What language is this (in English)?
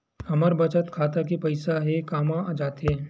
Chhattisgarhi